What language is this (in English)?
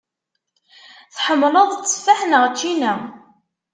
Kabyle